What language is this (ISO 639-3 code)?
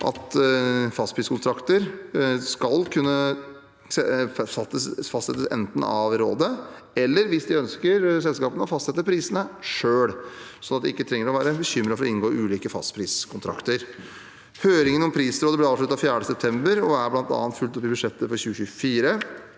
nor